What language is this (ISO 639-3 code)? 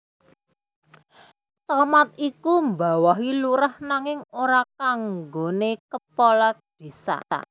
jav